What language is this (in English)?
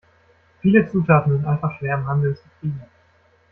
German